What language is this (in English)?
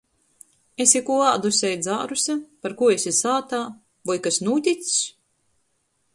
Latgalian